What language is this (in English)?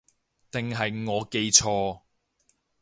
Cantonese